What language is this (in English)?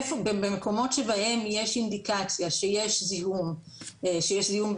Hebrew